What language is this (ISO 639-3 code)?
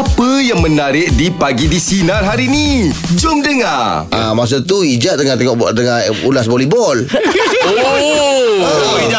msa